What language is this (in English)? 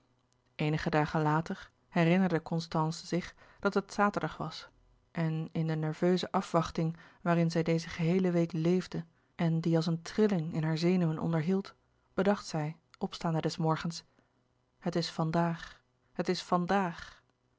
Dutch